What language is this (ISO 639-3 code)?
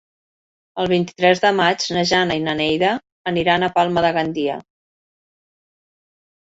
cat